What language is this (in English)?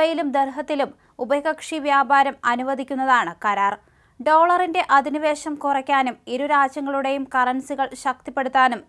Malayalam